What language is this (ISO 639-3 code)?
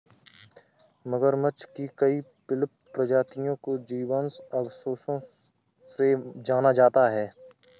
hin